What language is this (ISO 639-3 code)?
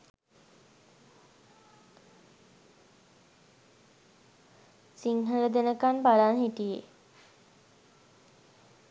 sin